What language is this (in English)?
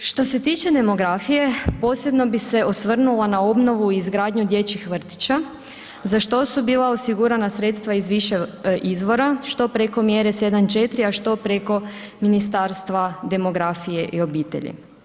Croatian